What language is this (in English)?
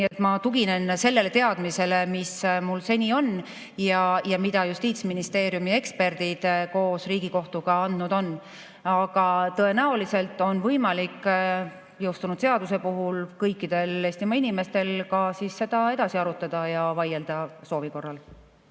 Estonian